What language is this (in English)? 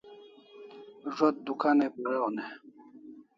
Kalasha